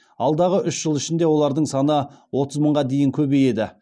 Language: Kazakh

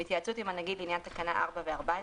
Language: Hebrew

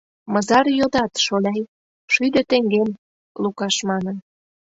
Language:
Mari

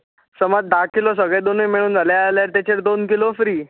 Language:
Konkani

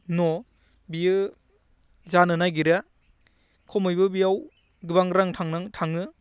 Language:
Bodo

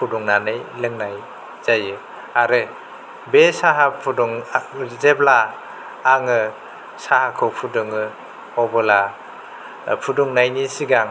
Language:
Bodo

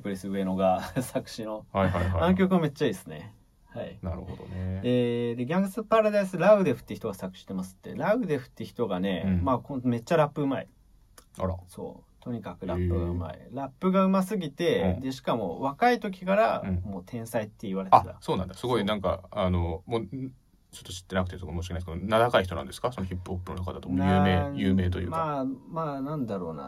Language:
Japanese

